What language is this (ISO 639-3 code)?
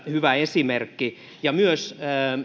fin